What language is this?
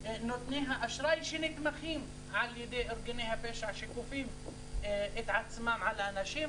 Hebrew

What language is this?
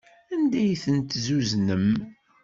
Kabyle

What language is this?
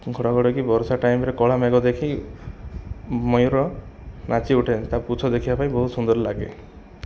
Odia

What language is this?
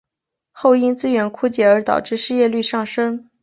Chinese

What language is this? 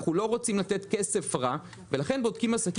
Hebrew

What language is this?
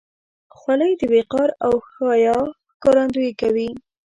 Pashto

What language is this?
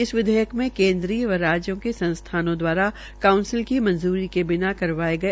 Hindi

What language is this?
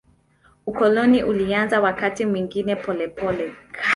Swahili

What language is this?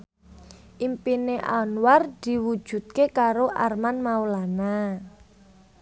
Javanese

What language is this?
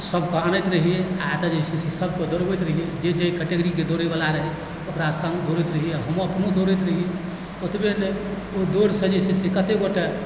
Maithili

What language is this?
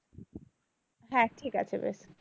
Bangla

